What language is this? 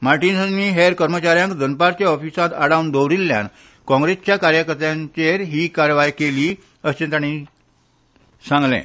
Konkani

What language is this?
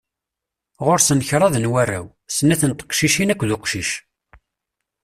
Kabyle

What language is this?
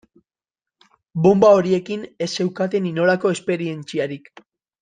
Basque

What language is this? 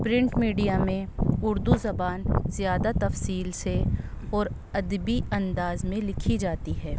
Urdu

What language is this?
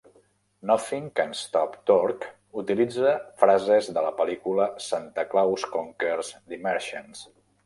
Catalan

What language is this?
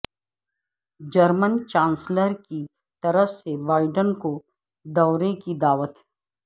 Urdu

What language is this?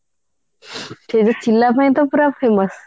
Odia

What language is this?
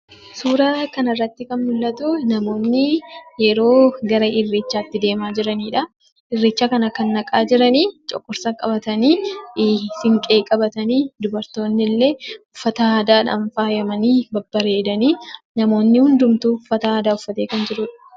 Oromo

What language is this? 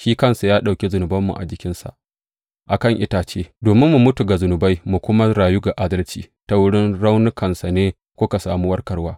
Hausa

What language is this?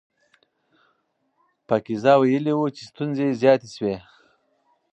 Pashto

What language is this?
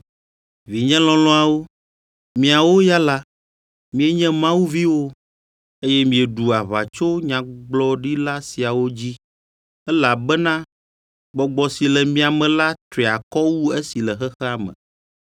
Ewe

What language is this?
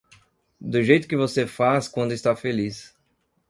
Portuguese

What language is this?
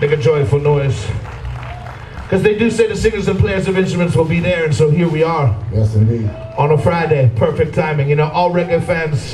English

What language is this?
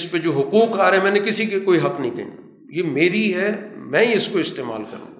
Urdu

